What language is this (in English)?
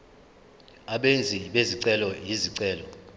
Zulu